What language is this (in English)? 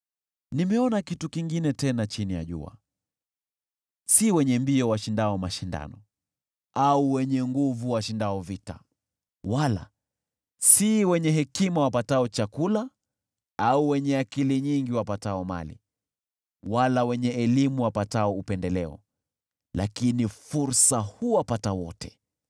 Swahili